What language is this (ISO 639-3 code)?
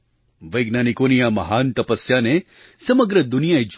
guj